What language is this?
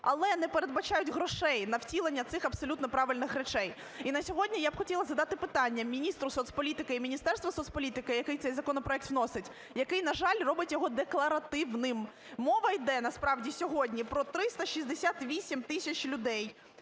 Ukrainian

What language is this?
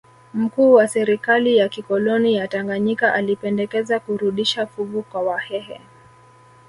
Swahili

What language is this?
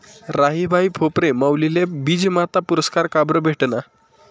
Marathi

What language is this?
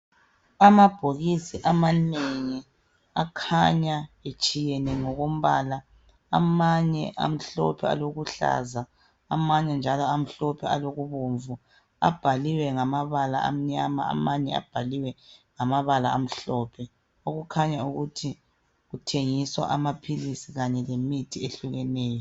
North Ndebele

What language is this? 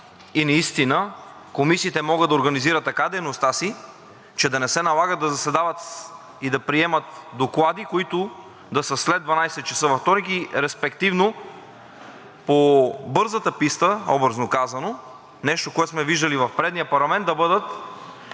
Bulgarian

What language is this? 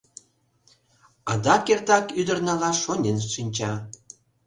Mari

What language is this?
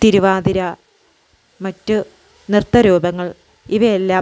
Malayalam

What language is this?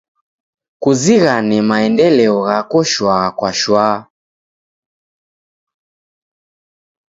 Taita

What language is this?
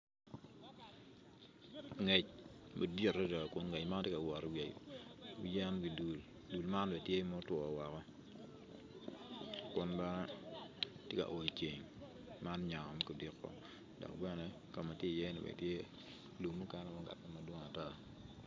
Acoli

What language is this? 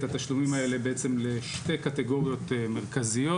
Hebrew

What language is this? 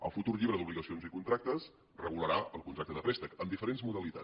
Catalan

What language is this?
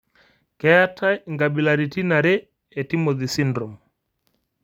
Masai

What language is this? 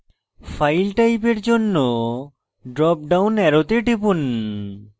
Bangla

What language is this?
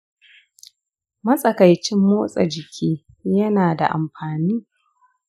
Hausa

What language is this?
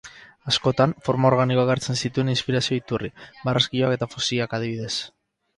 Basque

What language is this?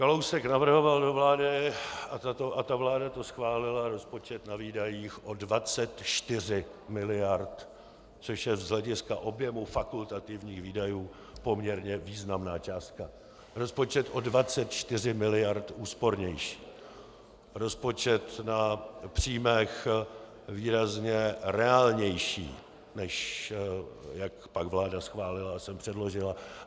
Czech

